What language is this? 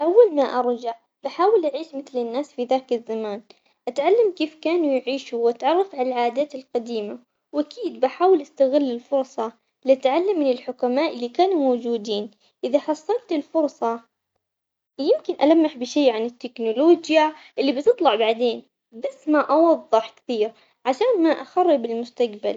Omani Arabic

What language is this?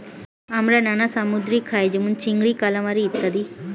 Bangla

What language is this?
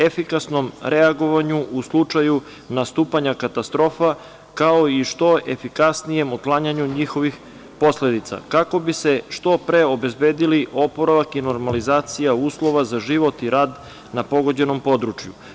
Serbian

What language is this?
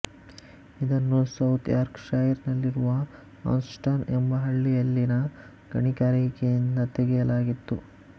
Kannada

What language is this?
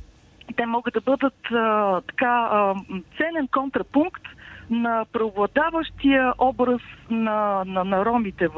Bulgarian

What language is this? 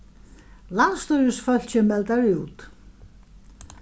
Faroese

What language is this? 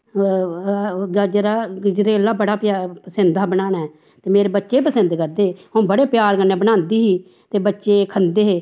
Dogri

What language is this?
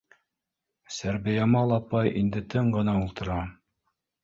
Bashkir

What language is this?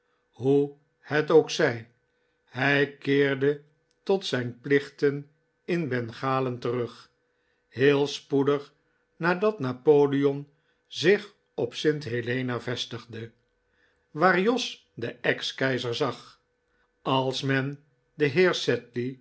Dutch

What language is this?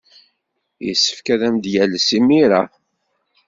Kabyle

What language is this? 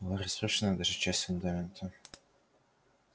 Russian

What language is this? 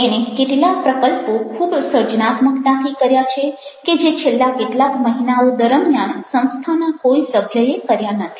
Gujarati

